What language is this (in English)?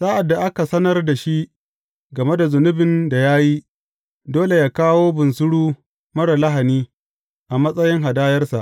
Hausa